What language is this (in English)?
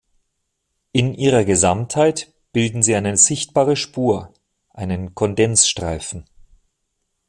German